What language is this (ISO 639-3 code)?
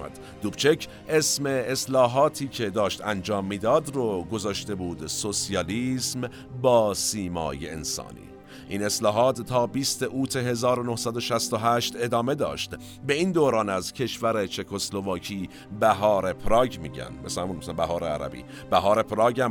fas